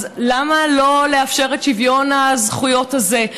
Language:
Hebrew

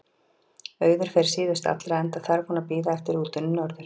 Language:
Icelandic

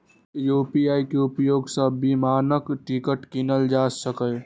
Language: Maithili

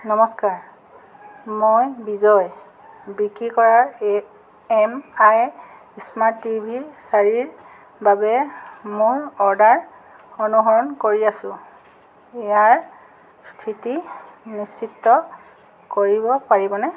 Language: Assamese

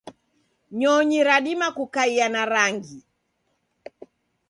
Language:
Taita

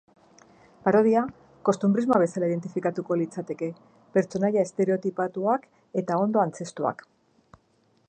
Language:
Basque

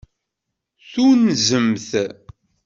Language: Kabyle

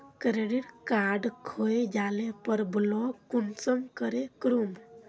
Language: Magahi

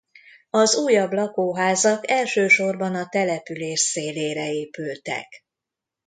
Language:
Hungarian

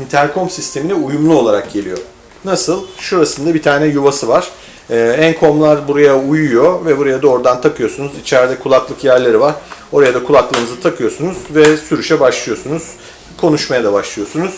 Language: Turkish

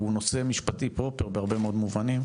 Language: Hebrew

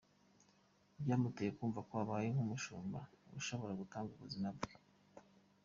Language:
Kinyarwanda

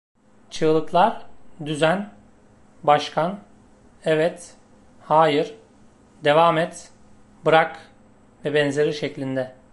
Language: Turkish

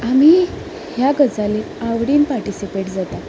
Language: Konkani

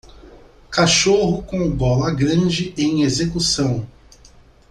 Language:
Portuguese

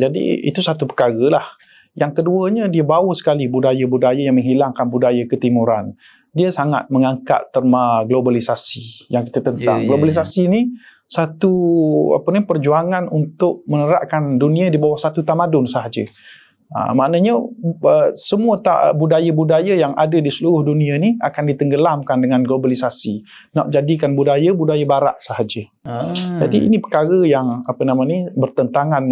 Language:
Malay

